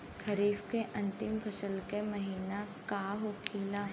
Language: Bhojpuri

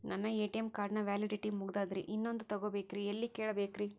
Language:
Kannada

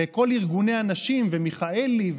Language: Hebrew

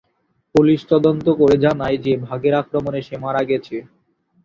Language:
Bangla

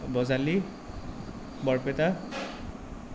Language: Assamese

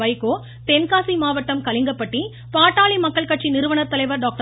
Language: Tamil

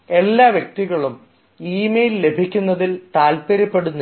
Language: Malayalam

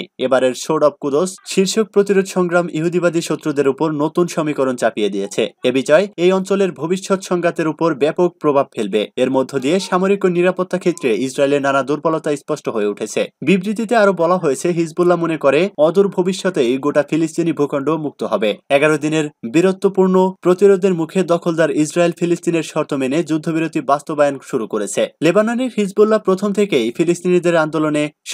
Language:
Turkish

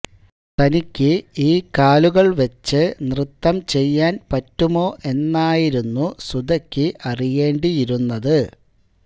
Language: Malayalam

